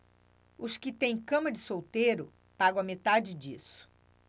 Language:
Portuguese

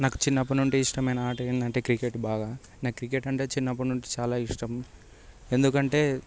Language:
Telugu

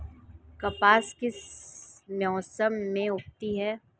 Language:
Hindi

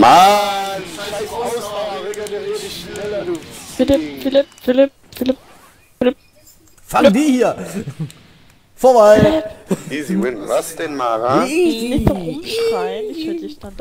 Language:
German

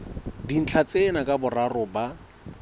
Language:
Southern Sotho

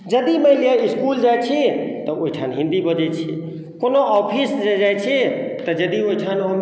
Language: Maithili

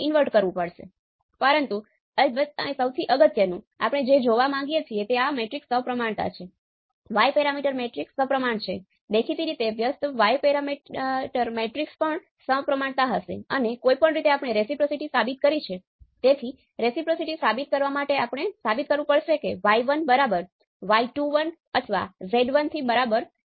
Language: Gujarati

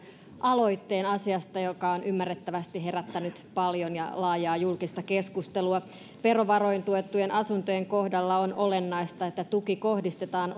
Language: Finnish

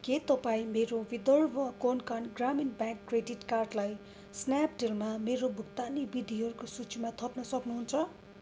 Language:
Nepali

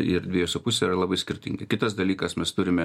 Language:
Lithuanian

